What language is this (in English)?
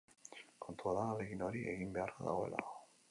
Basque